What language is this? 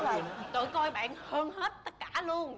Vietnamese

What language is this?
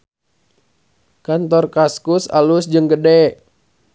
Sundanese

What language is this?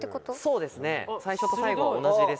Japanese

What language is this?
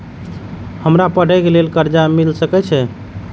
Maithili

